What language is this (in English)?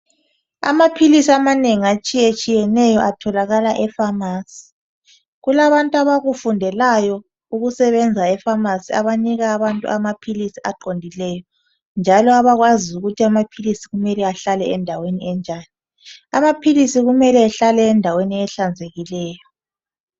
North Ndebele